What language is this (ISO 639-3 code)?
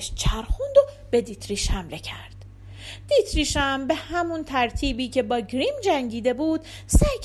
fas